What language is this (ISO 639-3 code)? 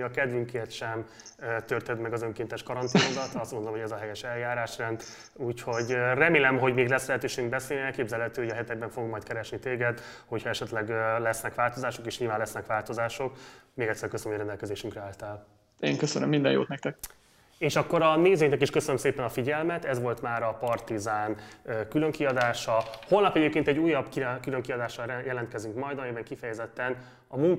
hun